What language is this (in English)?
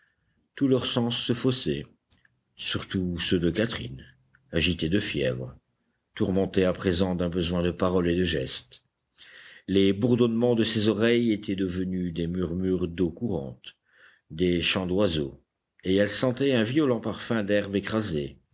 French